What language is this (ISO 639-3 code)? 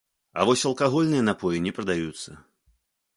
bel